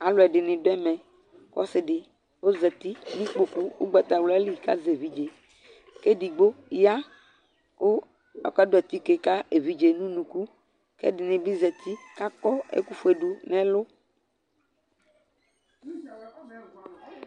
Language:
Ikposo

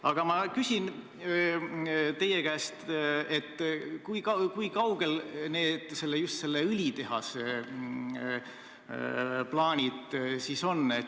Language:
Estonian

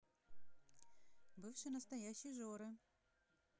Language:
Russian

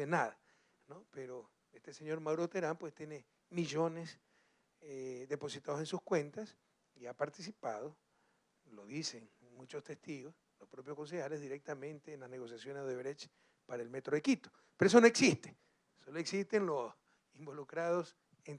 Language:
Spanish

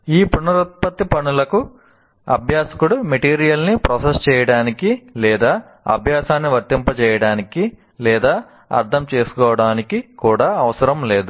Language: Telugu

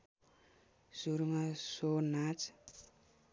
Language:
Nepali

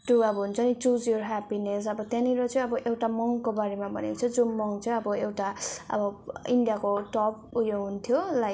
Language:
Nepali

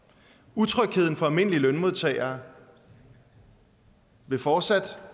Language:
Danish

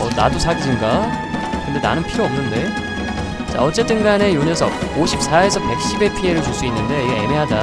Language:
Korean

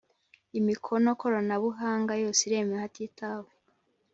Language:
Kinyarwanda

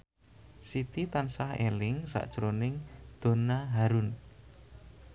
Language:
Javanese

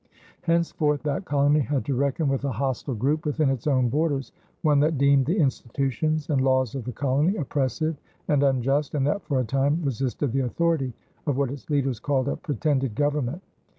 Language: English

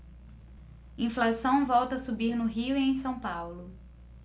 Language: Portuguese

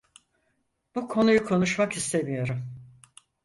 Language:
Turkish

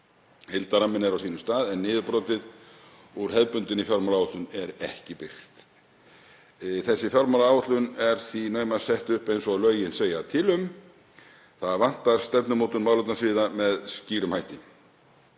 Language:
Icelandic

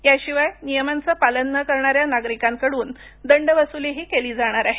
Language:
Marathi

